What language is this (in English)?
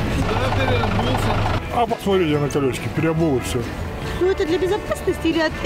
Russian